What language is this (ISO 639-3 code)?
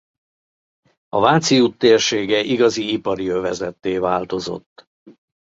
hun